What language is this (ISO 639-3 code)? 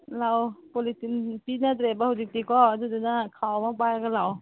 mni